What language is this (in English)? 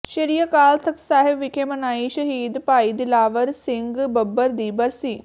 Punjabi